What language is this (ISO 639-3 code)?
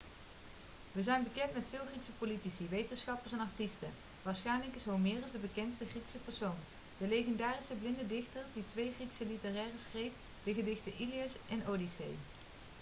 nld